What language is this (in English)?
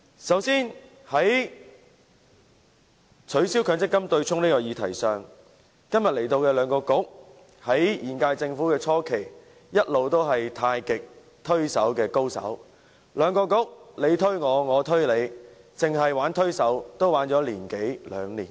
Cantonese